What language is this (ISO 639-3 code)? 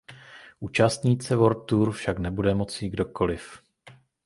ces